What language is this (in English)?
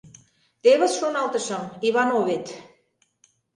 Mari